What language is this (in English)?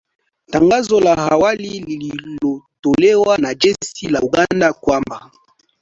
Swahili